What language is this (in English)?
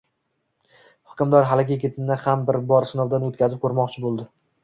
Uzbek